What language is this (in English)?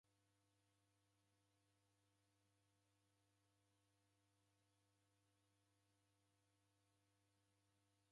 Taita